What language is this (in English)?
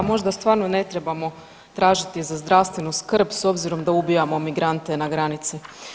Croatian